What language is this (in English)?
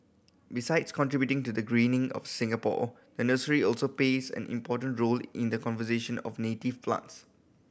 English